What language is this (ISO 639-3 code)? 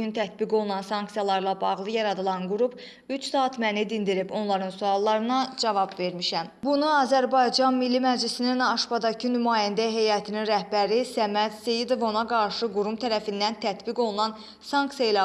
aze